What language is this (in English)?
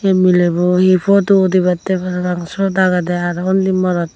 Chakma